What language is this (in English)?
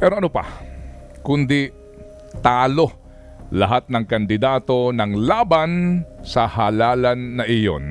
Filipino